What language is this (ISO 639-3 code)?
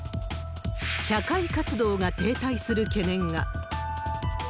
jpn